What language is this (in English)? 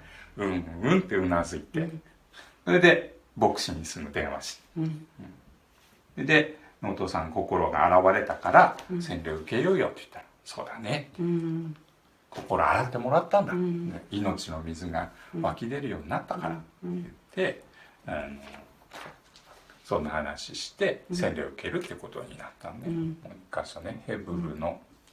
Japanese